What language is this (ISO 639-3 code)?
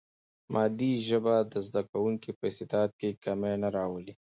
pus